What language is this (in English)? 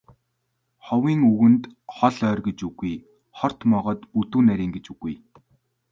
Mongolian